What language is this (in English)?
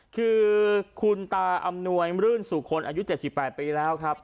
Thai